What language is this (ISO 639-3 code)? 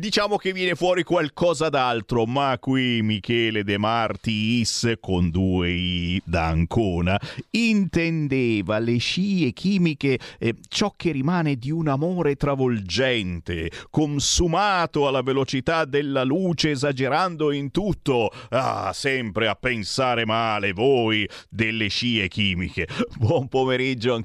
ita